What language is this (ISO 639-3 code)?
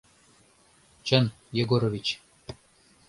chm